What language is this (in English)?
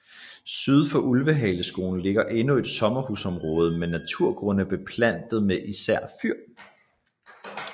Danish